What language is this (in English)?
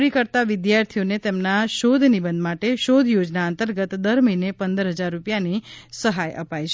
Gujarati